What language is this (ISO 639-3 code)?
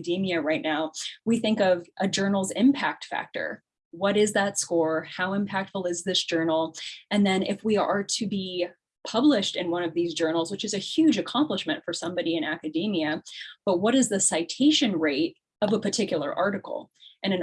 eng